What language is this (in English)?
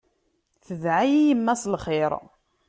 Kabyle